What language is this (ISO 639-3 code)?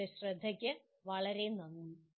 mal